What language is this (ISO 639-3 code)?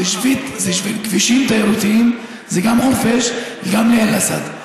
heb